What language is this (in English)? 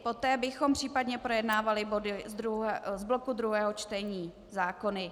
Czech